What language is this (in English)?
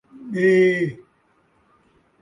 Saraiki